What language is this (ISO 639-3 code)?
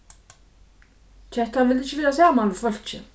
fao